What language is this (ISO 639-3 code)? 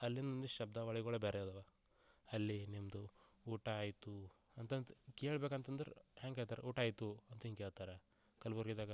kan